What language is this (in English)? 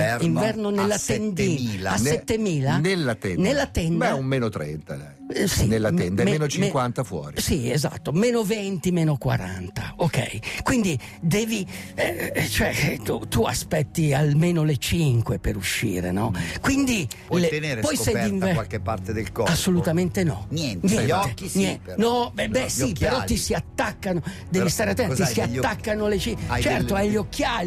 Italian